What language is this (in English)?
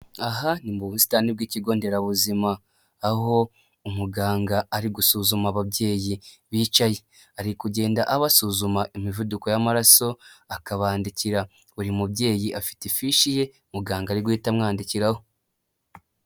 Kinyarwanda